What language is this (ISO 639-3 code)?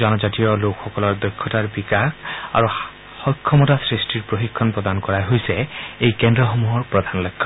asm